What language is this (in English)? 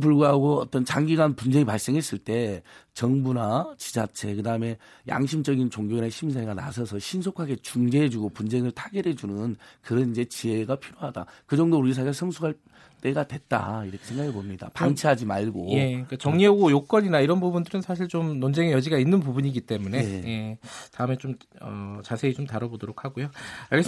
Korean